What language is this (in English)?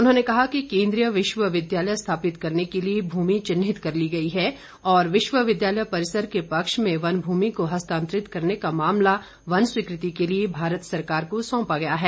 Hindi